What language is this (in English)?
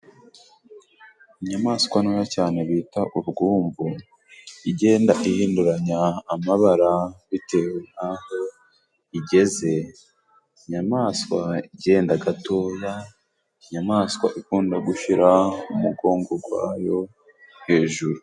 Kinyarwanda